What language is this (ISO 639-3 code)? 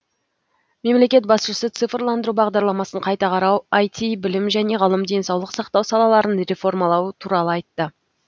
kaz